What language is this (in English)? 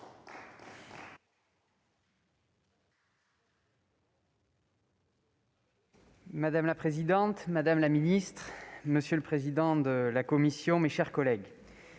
French